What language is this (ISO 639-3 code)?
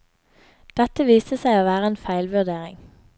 nor